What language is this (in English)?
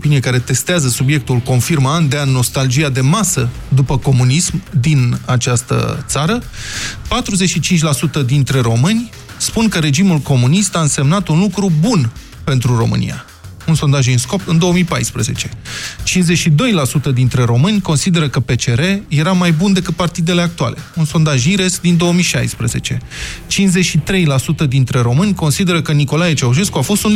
Romanian